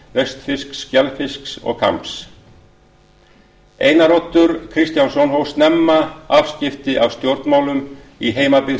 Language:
Icelandic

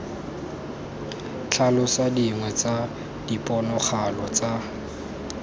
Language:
Tswana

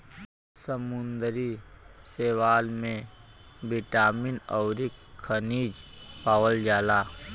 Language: Bhojpuri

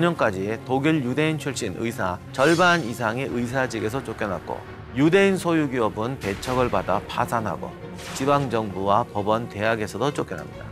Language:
Korean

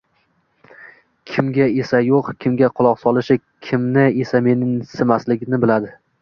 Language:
Uzbek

